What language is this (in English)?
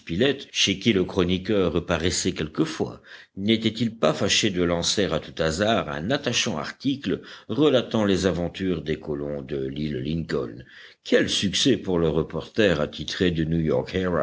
French